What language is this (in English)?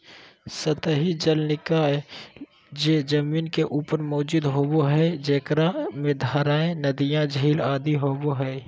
Magahi